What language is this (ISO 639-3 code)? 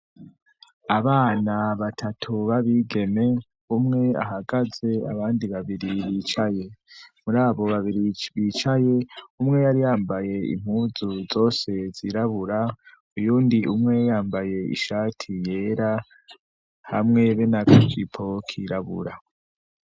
run